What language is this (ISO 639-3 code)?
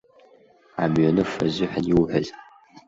abk